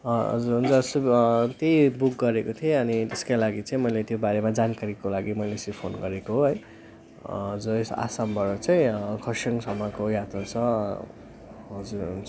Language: Nepali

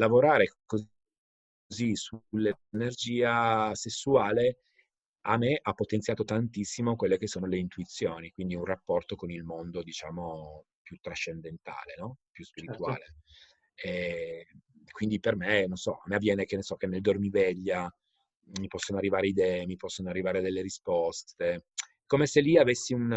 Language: Italian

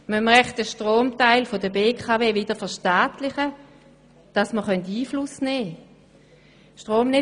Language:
Swiss German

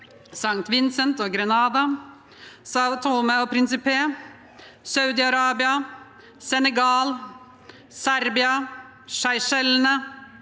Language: Norwegian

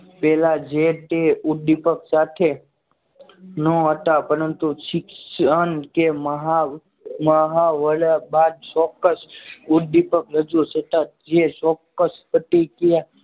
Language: Gujarati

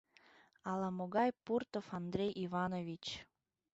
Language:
Mari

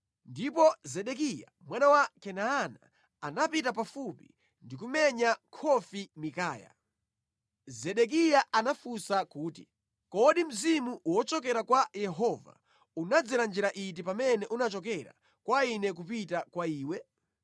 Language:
Nyanja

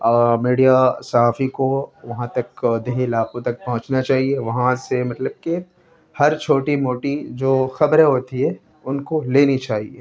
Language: Urdu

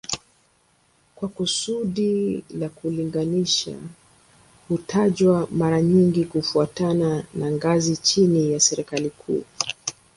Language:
Swahili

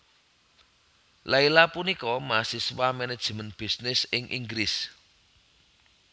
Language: Javanese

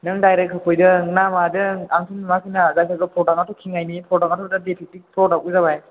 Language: Bodo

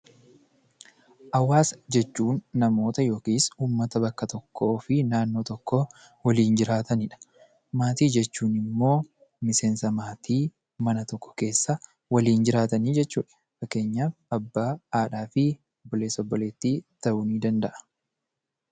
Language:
Oromo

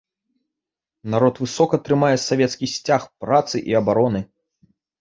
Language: Belarusian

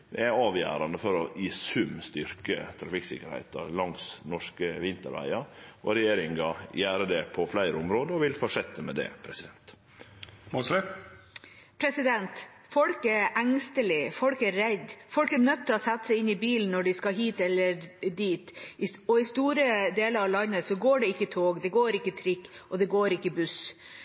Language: Norwegian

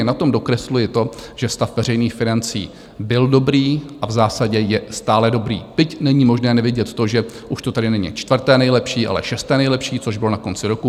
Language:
Czech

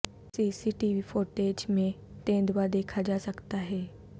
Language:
Urdu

